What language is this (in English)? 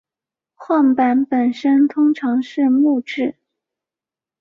Chinese